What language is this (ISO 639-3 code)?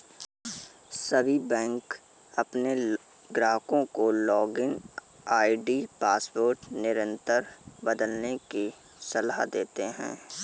hin